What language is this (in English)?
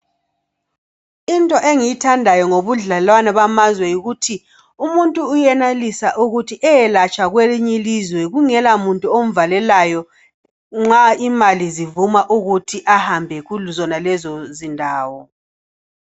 North Ndebele